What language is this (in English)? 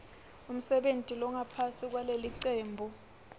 Swati